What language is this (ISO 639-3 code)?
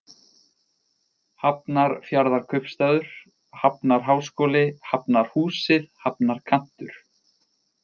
isl